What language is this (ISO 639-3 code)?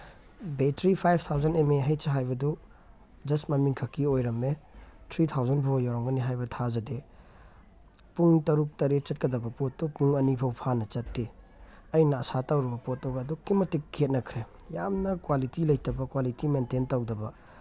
mni